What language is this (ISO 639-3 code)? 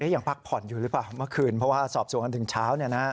tha